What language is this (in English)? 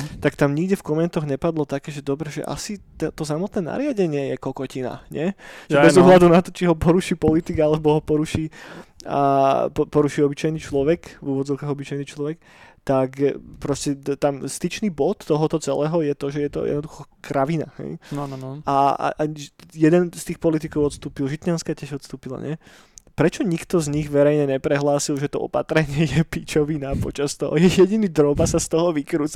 Slovak